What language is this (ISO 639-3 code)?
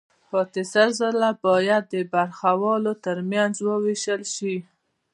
pus